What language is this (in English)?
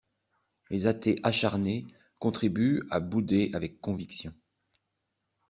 French